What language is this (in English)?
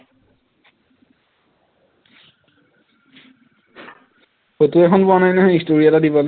Assamese